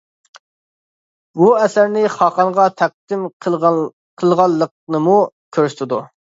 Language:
Uyghur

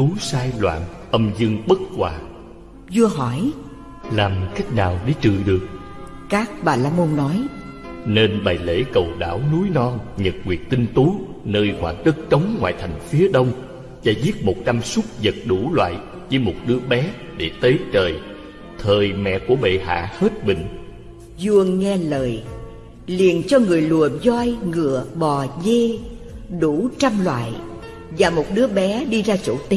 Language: Vietnamese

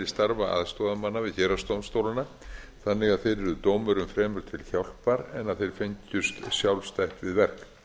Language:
Icelandic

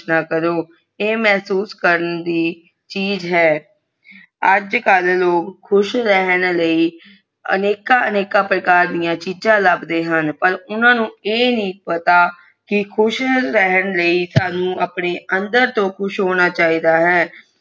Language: Punjabi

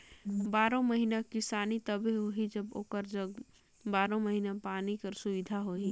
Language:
Chhattisgarhi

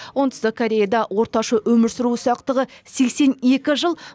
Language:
Kazakh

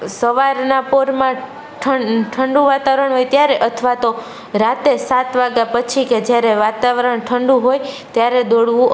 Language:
Gujarati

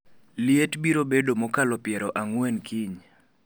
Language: Luo (Kenya and Tanzania)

